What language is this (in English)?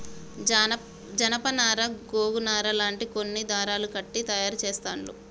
Telugu